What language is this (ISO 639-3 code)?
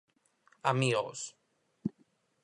glg